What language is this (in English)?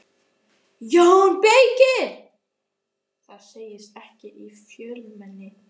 Icelandic